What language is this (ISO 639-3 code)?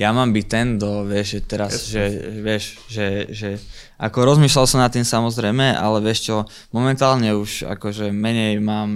ces